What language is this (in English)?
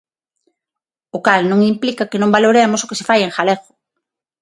Galician